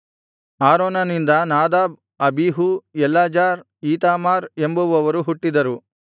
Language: Kannada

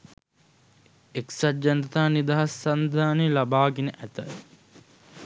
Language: Sinhala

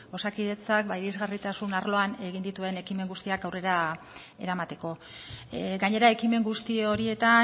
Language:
Basque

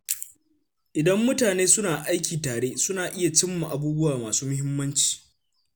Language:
Hausa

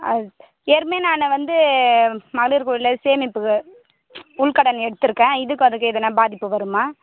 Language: Tamil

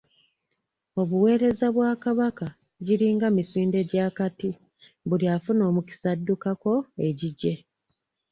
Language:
Ganda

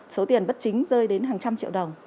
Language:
Vietnamese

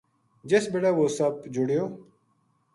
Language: Gujari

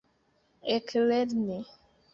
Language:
Esperanto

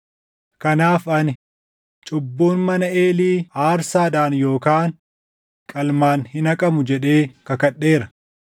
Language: Oromo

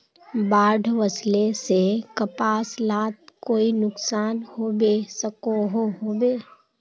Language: Magahi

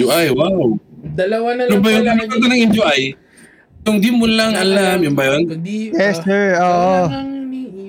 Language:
Filipino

